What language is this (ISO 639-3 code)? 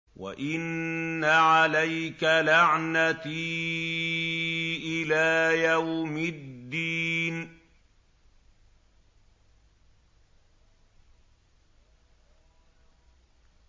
ara